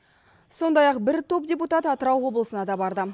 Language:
Kazakh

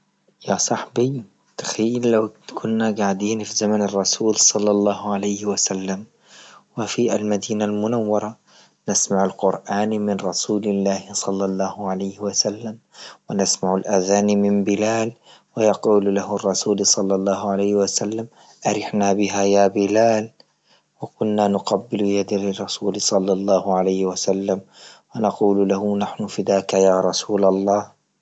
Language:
Libyan Arabic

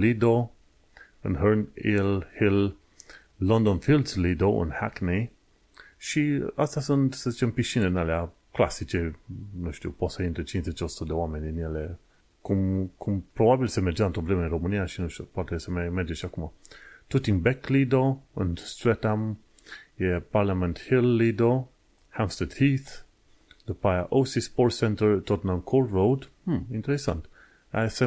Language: Romanian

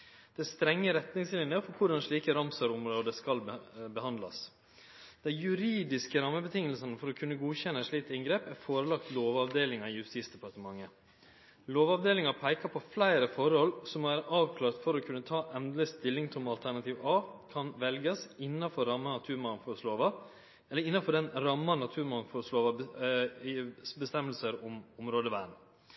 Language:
Norwegian Nynorsk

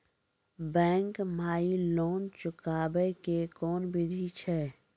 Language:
Maithili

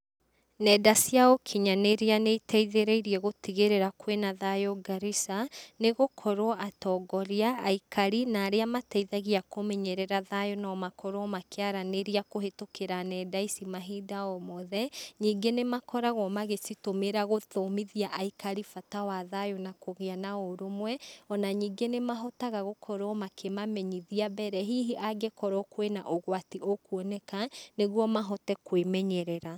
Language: Kikuyu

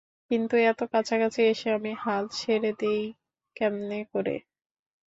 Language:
Bangla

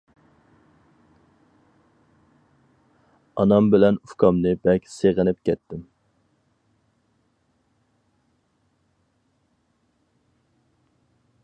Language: Uyghur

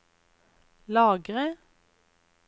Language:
Norwegian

